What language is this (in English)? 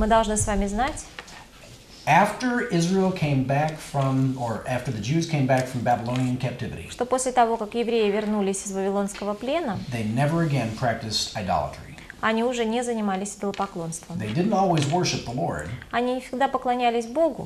Russian